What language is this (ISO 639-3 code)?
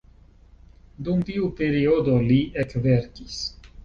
epo